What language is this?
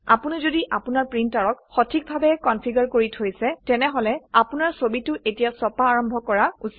Assamese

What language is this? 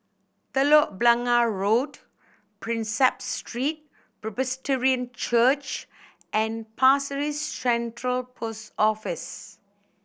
English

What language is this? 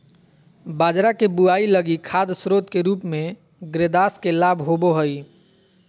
Magahi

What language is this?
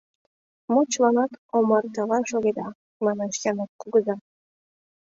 Mari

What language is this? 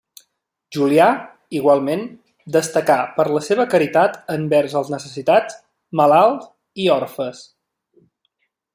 Catalan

